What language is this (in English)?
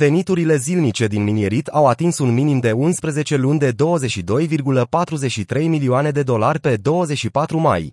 Romanian